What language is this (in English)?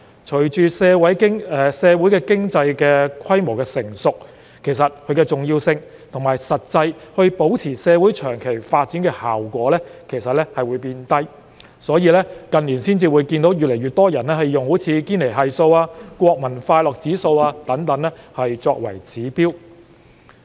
Cantonese